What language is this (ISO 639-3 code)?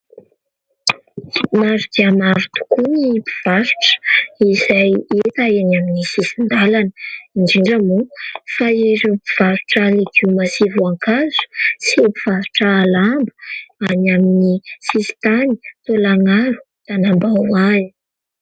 mlg